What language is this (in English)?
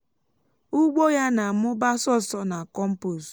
Igbo